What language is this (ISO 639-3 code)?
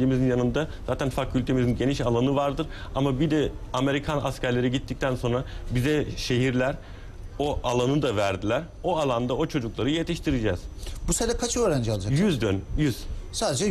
tur